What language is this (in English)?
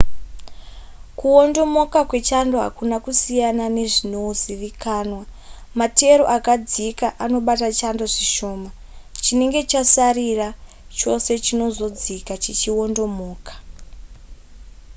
Shona